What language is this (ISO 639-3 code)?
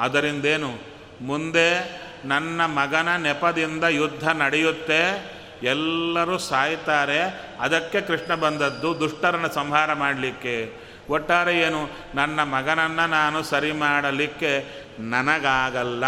kan